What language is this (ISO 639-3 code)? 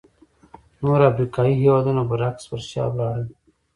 pus